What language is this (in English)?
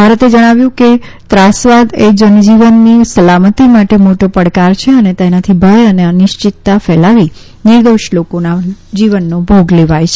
Gujarati